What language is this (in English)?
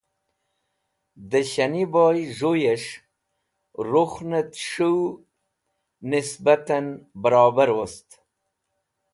Wakhi